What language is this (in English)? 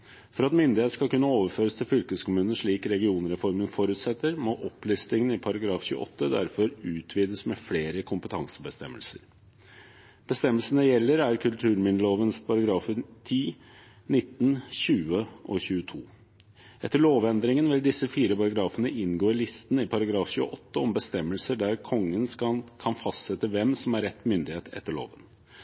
Norwegian Bokmål